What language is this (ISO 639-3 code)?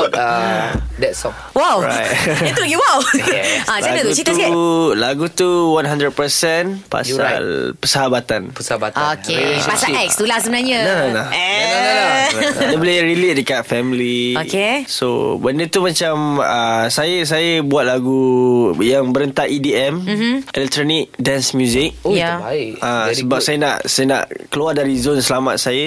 msa